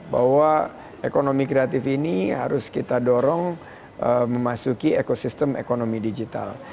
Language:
Indonesian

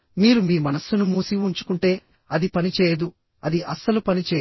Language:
Telugu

